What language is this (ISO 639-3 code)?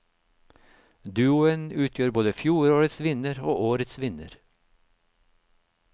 nor